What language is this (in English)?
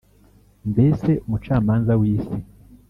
Kinyarwanda